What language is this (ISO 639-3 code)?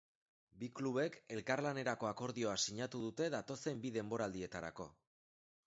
eus